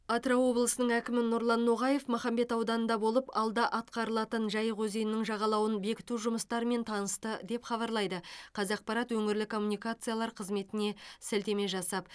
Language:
Kazakh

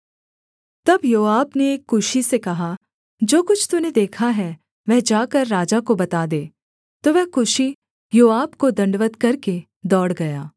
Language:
Hindi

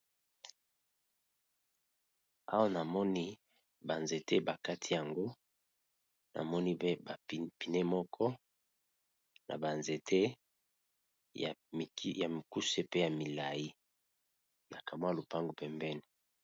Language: Lingala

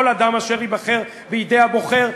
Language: Hebrew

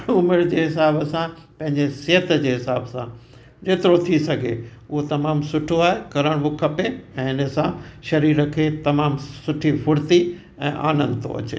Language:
Sindhi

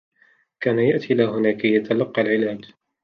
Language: Arabic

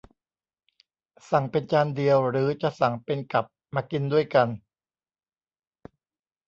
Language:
Thai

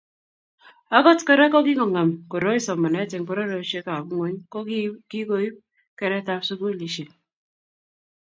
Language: Kalenjin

